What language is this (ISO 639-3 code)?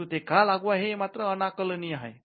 mar